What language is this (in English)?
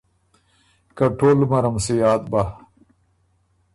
Ormuri